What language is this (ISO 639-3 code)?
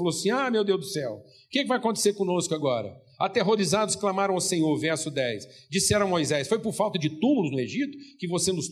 por